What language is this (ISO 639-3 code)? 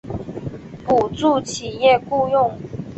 zho